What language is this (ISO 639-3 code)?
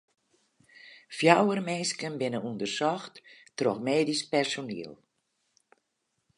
fry